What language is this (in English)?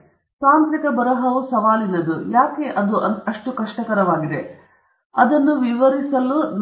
Kannada